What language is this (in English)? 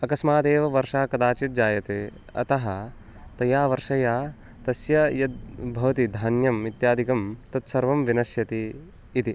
Sanskrit